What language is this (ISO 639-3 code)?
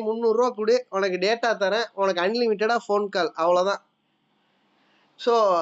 tam